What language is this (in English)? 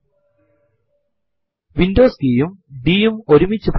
Malayalam